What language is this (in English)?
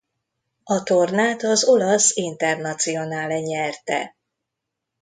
Hungarian